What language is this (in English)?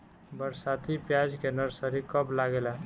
Bhojpuri